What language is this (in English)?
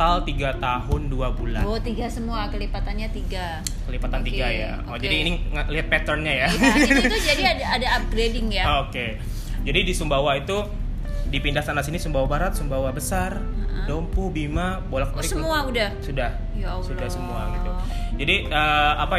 Indonesian